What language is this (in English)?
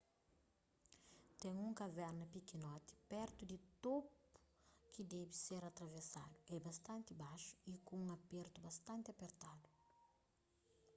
Kabuverdianu